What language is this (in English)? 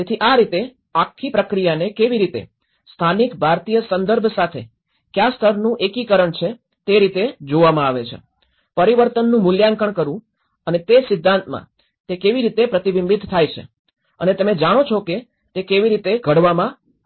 Gujarati